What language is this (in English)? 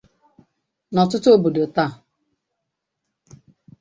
Igbo